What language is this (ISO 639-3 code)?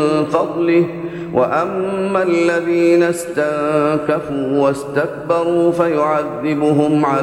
ara